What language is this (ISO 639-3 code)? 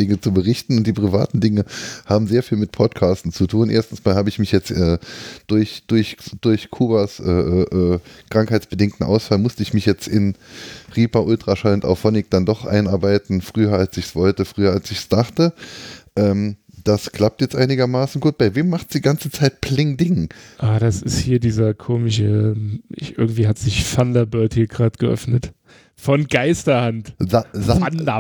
deu